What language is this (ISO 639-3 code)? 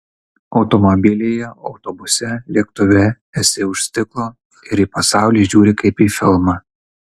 lit